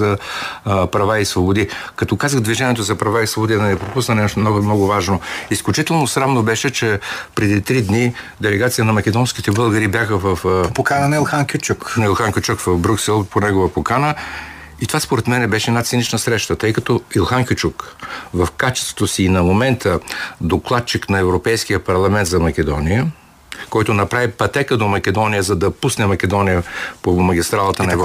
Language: Bulgarian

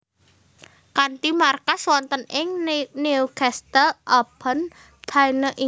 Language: Javanese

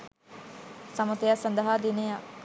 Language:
Sinhala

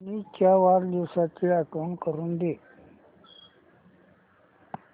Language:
Marathi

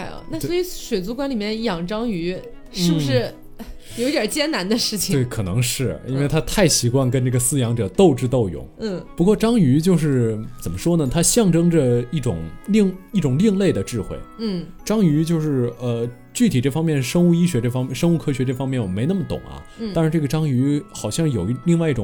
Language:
Chinese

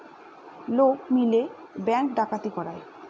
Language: Bangla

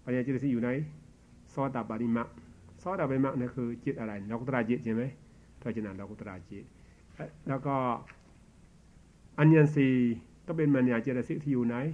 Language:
Thai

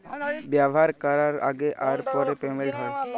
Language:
Bangla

